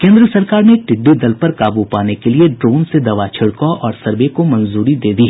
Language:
Hindi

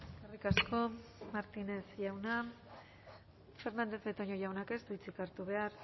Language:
Basque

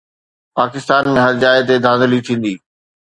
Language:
Sindhi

